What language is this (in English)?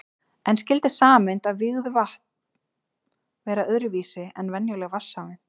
Icelandic